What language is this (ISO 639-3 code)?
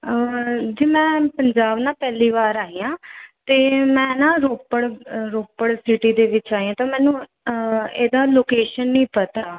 pan